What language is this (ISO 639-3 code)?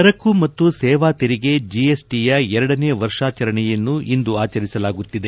kan